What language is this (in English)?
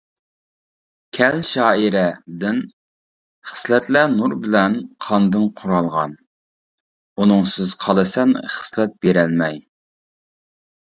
Uyghur